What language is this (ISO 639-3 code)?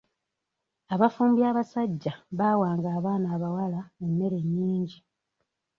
lug